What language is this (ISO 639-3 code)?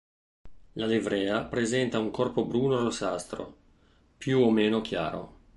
ita